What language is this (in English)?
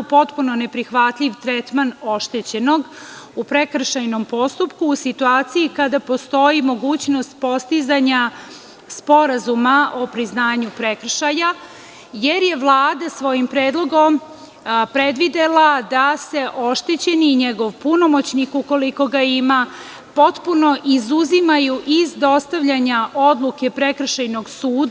Serbian